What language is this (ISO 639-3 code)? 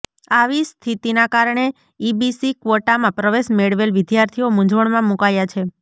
guj